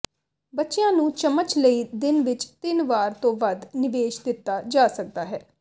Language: Punjabi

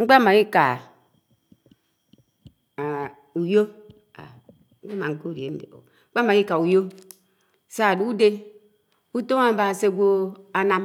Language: Anaang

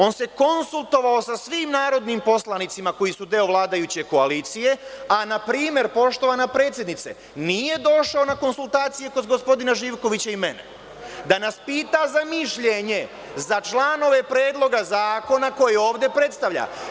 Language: Serbian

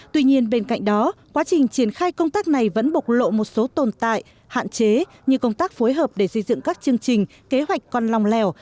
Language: Vietnamese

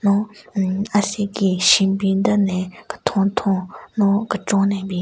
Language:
Southern Rengma Naga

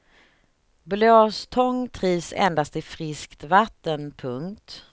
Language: Swedish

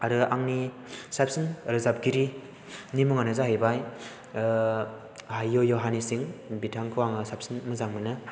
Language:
Bodo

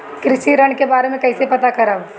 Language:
Bhojpuri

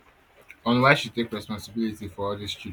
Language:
Nigerian Pidgin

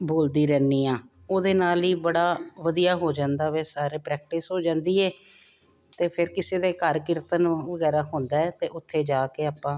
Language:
Punjabi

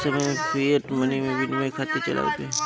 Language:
Bhojpuri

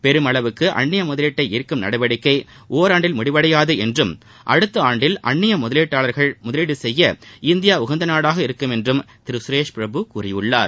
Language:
Tamil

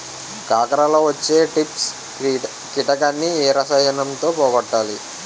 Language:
Telugu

